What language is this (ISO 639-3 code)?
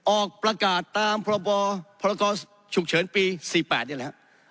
tha